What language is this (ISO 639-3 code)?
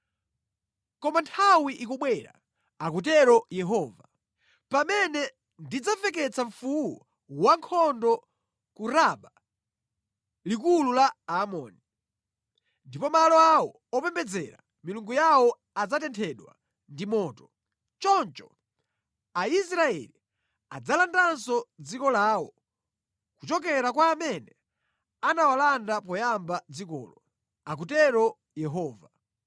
nya